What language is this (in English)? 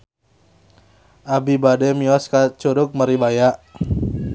Sundanese